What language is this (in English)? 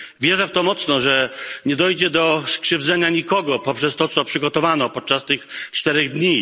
Polish